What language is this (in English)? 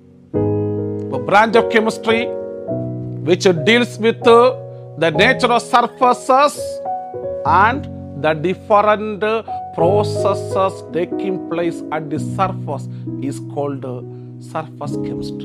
Malayalam